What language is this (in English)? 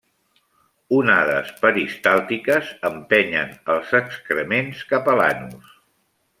Catalan